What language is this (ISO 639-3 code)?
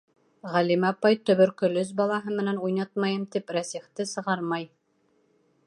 bak